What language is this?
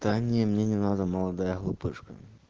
Russian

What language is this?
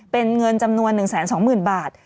Thai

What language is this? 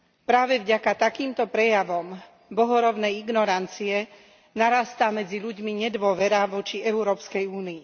Slovak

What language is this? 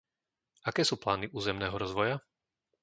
Slovak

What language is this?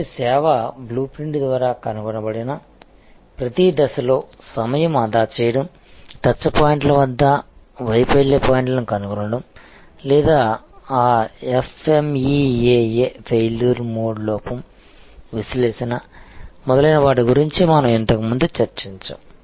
Telugu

